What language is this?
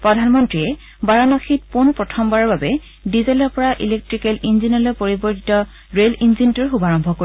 Assamese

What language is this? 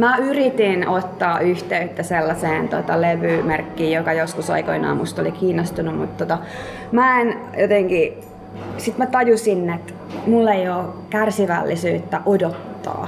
Finnish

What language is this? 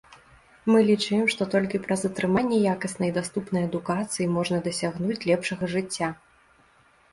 Belarusian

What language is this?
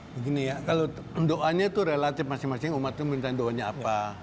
Indonesian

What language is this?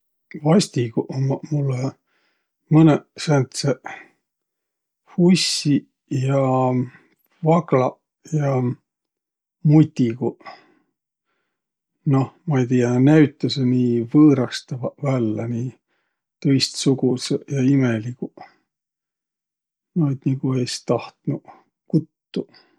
Võro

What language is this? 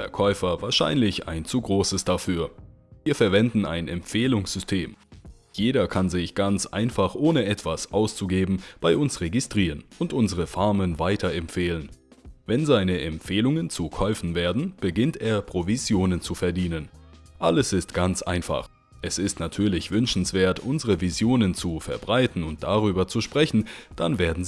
German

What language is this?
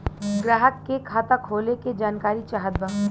Bhojpuri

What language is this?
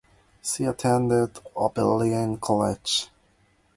English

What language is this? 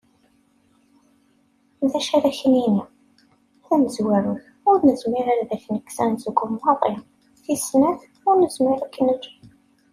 Kabyle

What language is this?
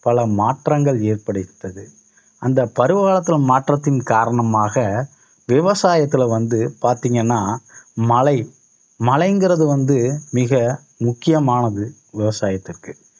Tamil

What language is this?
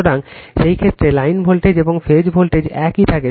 Bangla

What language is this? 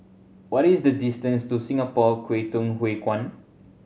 English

